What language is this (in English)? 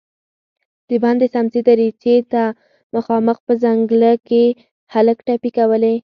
Pashto